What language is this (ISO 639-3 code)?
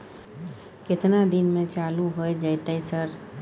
mai